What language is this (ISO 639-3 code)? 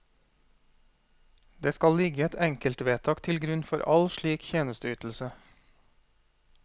nor